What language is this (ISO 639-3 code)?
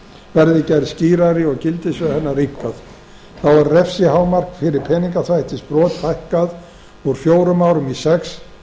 isl